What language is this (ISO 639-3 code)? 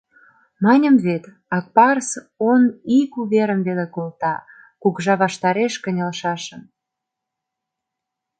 chm